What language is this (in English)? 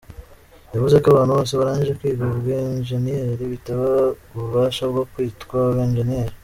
Kinyarwanda